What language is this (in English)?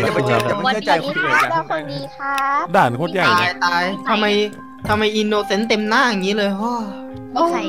Thai